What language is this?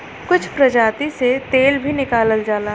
Bhojpuri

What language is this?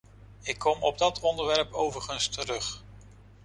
Dutch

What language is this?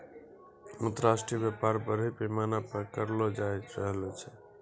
Maithili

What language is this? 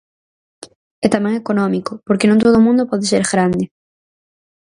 Galician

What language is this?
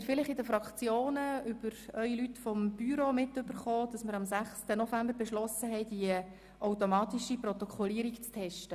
Swiss German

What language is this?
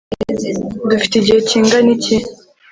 Kinyarwanda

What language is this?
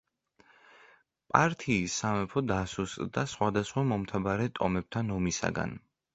Georgian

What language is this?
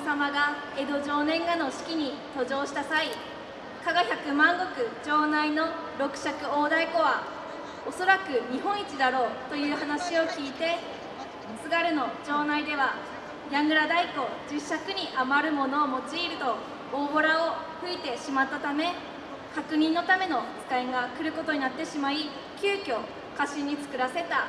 Japanese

